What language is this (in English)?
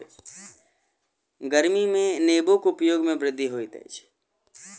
Maithili